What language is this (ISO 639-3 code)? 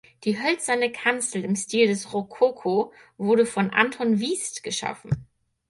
deu